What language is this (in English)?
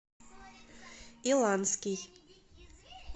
Russian